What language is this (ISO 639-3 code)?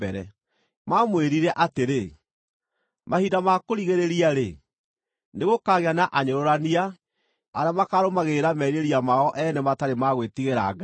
kik